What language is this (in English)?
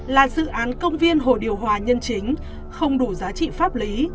Vietnamese